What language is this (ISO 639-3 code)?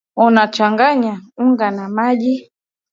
swa